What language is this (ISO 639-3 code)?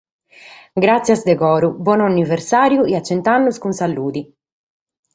srd